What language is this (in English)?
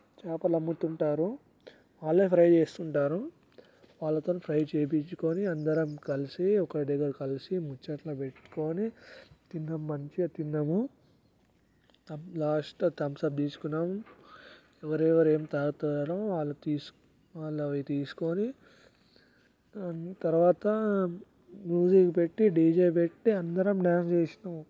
Telugu